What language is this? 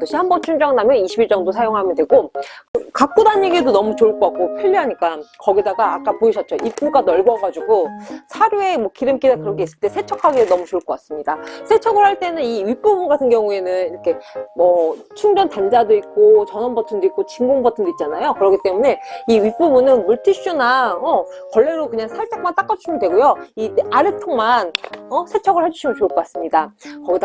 Korean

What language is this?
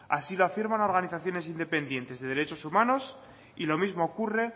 Spanish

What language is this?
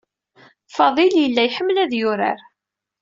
Kabyle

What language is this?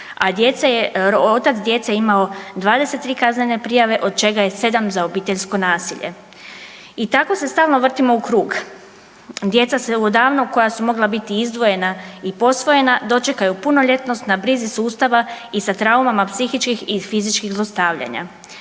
Croatian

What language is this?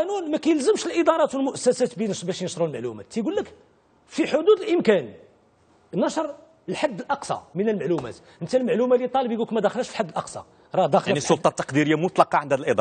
Arabic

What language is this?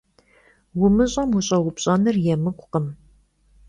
Kabardian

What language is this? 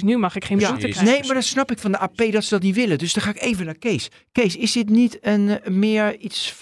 Dutch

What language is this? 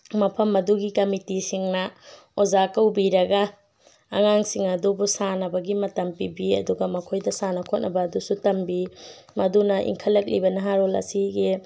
Manipuri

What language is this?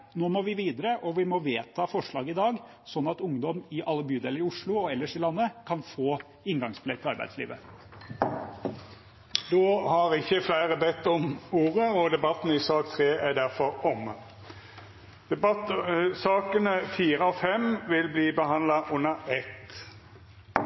Norwegian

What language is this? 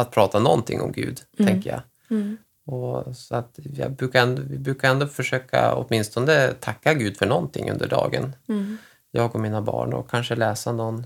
Swedish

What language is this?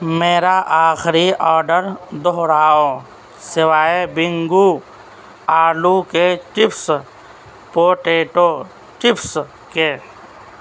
Urdu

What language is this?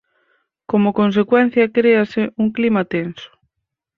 Galician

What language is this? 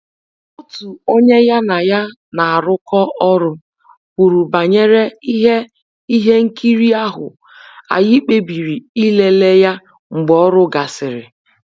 Igbo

